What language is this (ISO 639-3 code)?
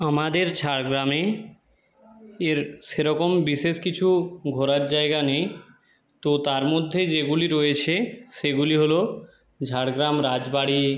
ben